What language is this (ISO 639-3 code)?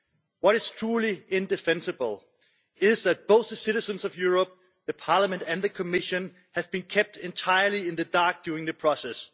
eng